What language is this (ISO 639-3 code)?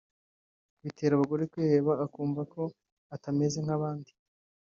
kin